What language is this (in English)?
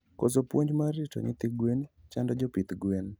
Luo (Kenya and Tanzania)